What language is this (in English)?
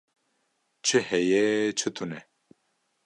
Kurdish